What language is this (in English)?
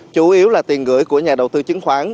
Vietnamese